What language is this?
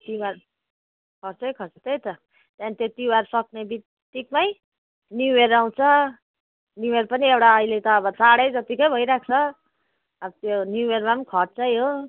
Nepali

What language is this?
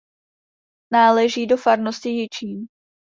Czech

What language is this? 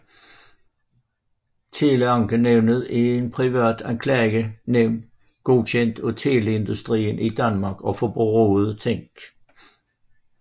Danish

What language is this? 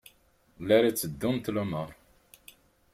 Kabyle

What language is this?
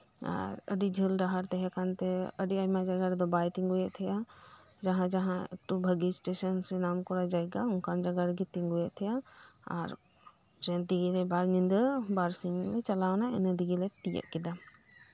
Santali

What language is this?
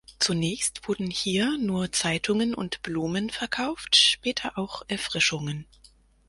German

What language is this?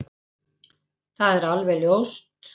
Icelandic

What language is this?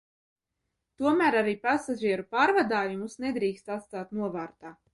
Latvian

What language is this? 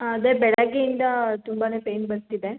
Kannada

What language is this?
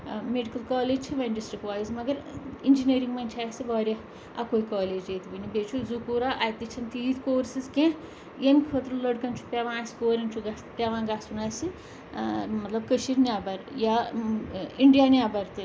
Kashmiri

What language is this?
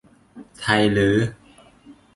Thai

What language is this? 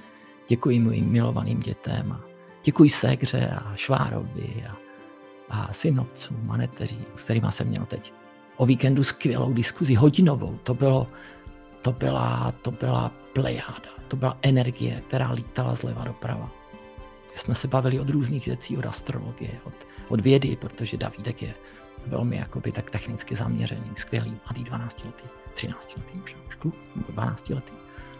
Czech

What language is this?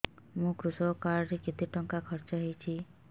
Odia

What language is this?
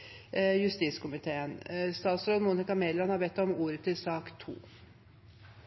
Norwegian Bokmål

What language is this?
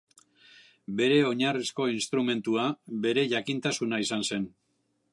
Basque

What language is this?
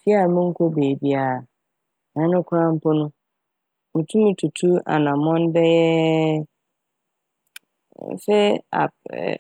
Akan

